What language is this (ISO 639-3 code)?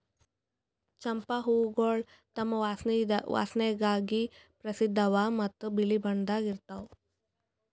kan